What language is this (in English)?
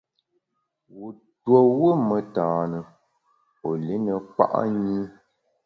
Bamun